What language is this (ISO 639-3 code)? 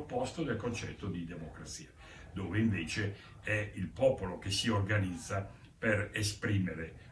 ita